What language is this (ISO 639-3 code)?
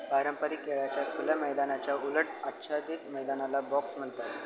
mar